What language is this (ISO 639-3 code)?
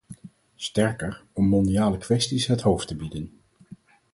nld